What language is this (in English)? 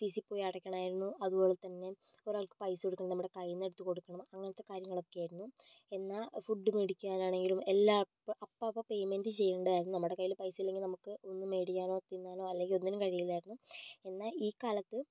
Malayalam